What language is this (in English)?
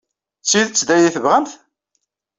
Kabyle